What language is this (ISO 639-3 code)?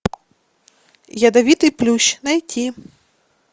rus